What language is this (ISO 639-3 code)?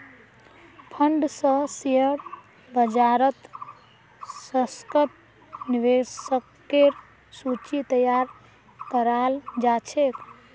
mag